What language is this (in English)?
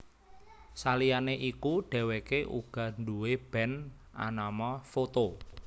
Javanese